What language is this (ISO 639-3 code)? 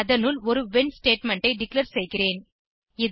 tam